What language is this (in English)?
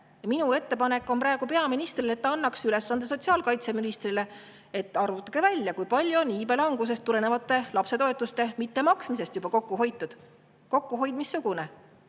Estonian